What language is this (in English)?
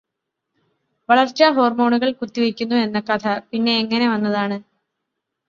Malayalam